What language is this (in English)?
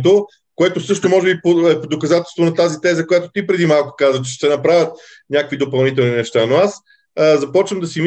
Bulgarian